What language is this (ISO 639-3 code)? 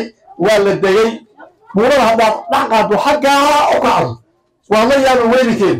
ara